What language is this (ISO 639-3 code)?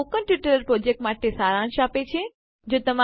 guj